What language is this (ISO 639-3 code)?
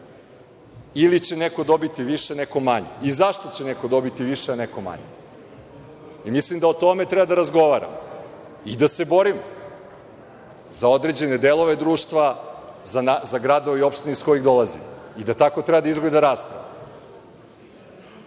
srp